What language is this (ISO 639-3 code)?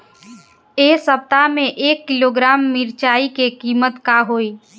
bho